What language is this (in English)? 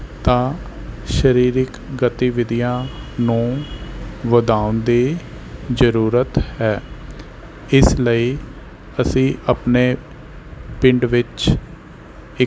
Punjabi